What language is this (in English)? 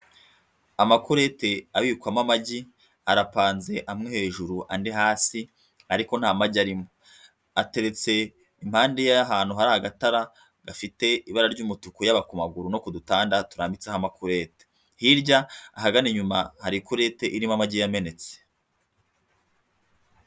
Kinyarwanda